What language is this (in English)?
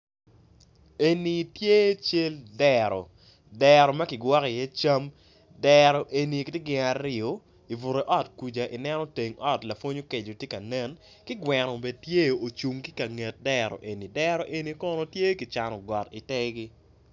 Acoli